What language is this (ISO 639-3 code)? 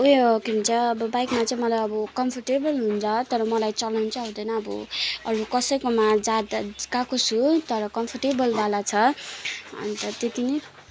nep